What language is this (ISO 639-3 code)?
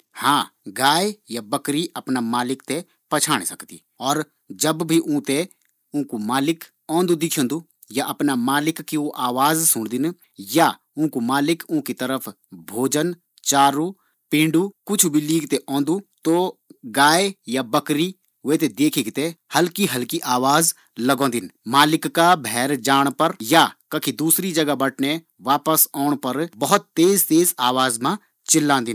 gbm